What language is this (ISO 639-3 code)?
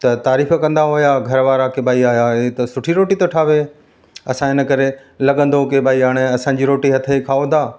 snd